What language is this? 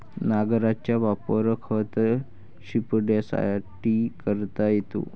Marathi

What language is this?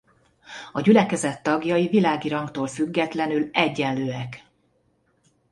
Hungarian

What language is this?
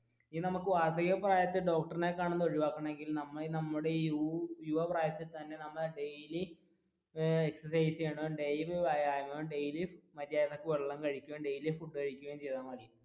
Malayalam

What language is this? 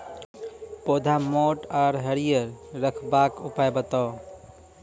Maithili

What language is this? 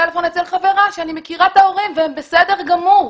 Hebrew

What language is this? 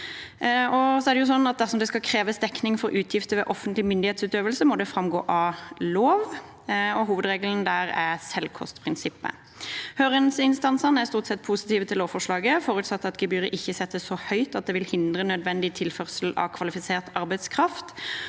Norwegian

